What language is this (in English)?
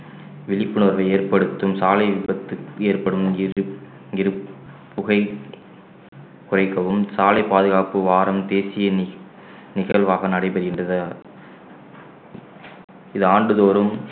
Tamil